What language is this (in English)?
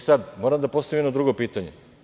Serbian